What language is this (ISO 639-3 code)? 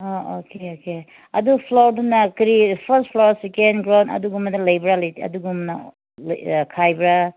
mni